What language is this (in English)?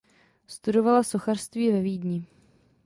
Czech